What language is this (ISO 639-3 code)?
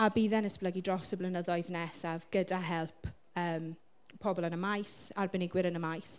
cym